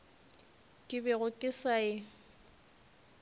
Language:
Northern Sotho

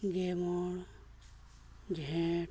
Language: Santali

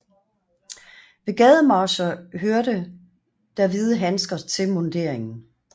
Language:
Danish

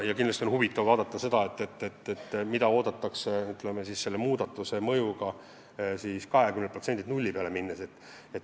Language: Estonian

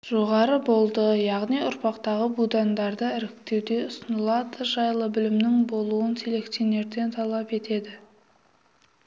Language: Kazakh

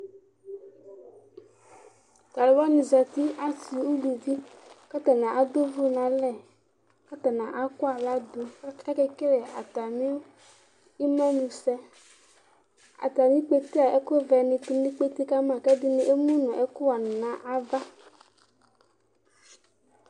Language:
Ikposo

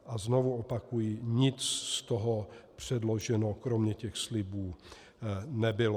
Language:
Czech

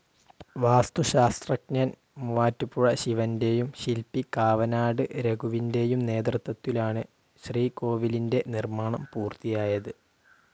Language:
Malayalam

